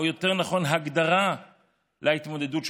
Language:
Hebrew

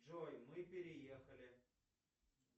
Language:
Russian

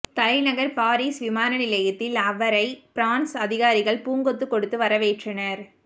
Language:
Tamil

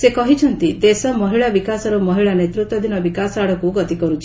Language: Odia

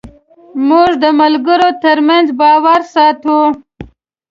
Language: Pashto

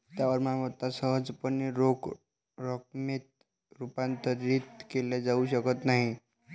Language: Marathi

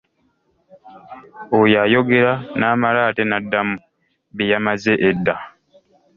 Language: Ganda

